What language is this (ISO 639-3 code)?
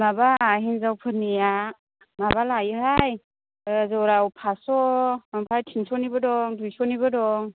brx